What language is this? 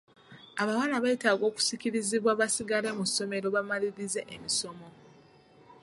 Ganda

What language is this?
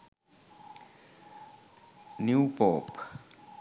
Sinhala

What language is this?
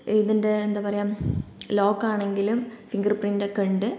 Malayalam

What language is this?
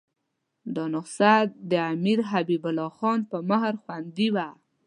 Pashto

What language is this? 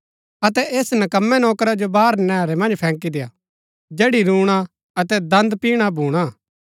Gaddi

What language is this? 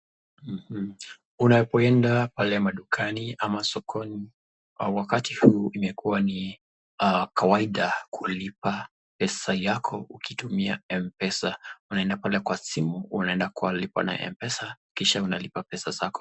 Swahili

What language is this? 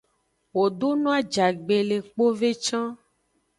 Aja (Benin)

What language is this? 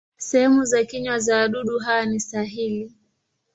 Swahili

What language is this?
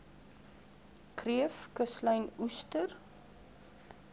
Afrikaans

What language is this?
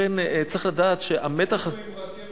Hebrew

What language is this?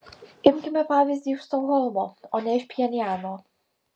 Lithuanian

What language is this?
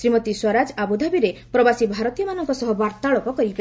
Odia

